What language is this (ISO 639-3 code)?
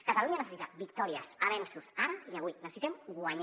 cat